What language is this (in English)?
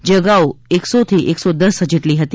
Gujarati